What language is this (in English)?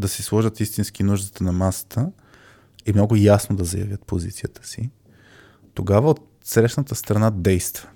Bulgarian